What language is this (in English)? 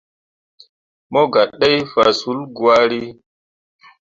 Mundang